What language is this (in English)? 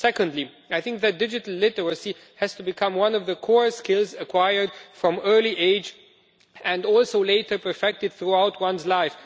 English